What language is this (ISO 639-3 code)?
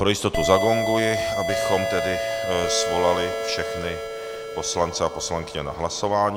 ces